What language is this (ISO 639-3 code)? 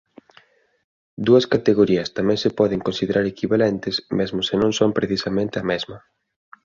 glg